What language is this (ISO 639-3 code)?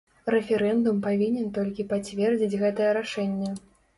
bel